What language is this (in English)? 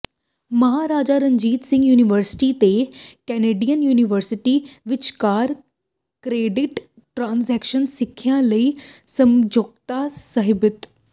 Punjabi